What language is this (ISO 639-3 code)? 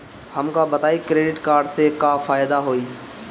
bho